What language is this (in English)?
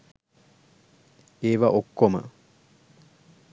Sinhala